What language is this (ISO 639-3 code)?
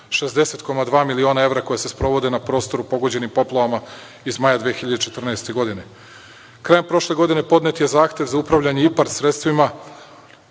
srp